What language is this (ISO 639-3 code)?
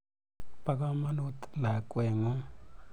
kln